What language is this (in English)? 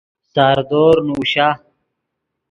Yidgha